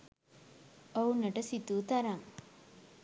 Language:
Sinhala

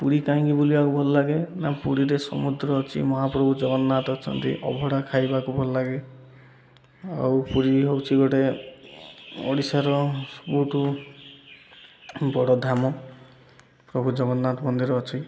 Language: Odia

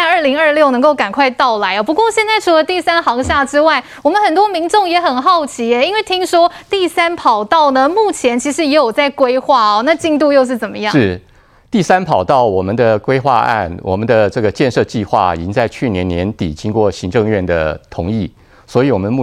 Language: Chinese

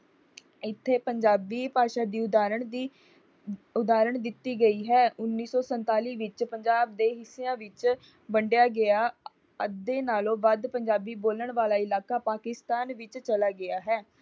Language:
Punjabi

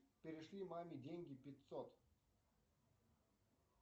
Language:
Russian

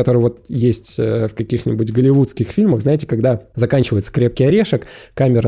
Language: Russian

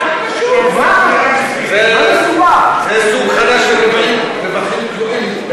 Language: Hebrew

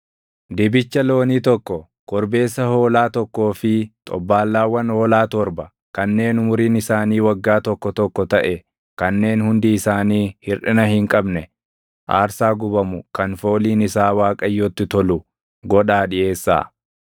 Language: Oromo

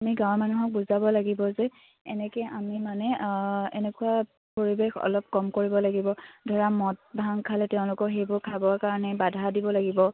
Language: Assamese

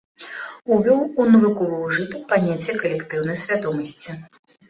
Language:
Belarusian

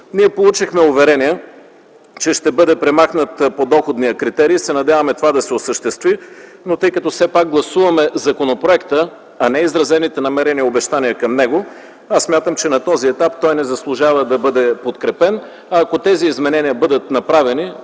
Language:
Bulgarian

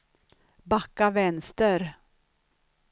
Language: Swedish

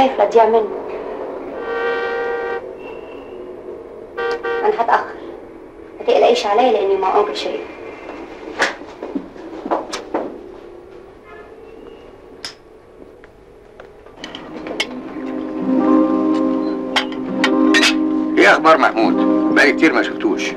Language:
Arabic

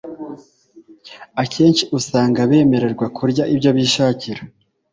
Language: Kinyarwanda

